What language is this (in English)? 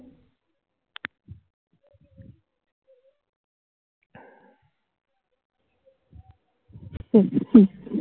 Bangla